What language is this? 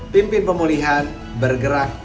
Indonesian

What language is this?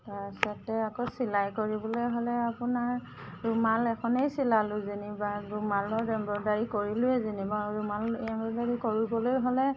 Assamese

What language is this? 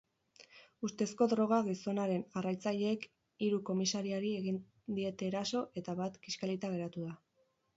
Basque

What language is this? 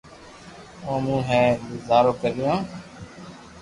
Loarki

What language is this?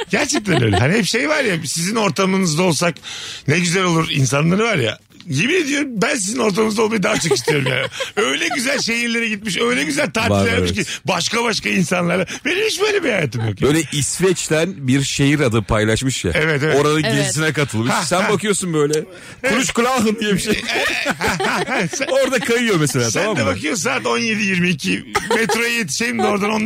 Turkish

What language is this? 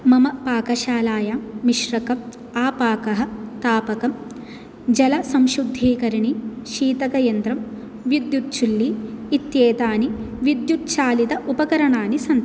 Sanskrit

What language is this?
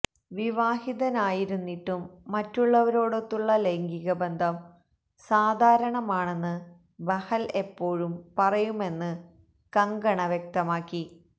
Malayalam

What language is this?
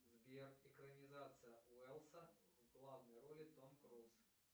Russian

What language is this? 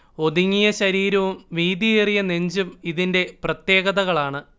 Malayalam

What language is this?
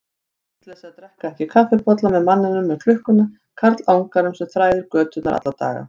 Icelandic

